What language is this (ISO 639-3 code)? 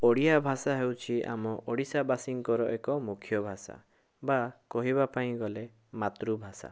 ori